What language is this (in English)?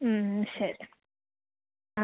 Malayalam